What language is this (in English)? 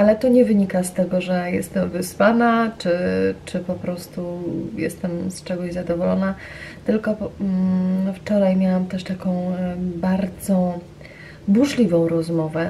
Polish